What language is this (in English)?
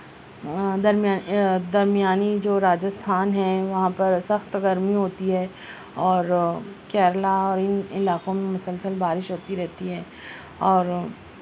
Urdu